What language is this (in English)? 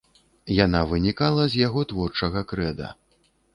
Belarusian